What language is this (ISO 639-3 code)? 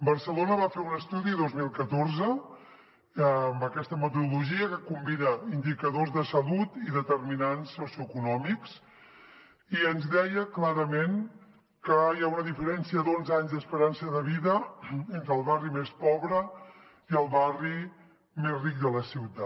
cat